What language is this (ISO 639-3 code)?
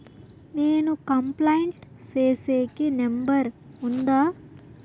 tel